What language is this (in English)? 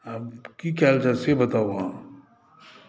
Maithili